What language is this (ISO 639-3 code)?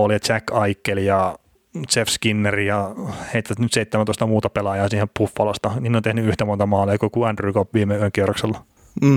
fin